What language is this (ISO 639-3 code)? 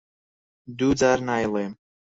ckb